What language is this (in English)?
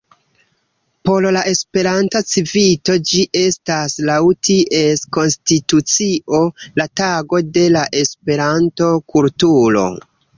Esperanto